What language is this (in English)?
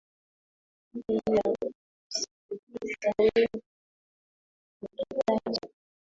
Swahili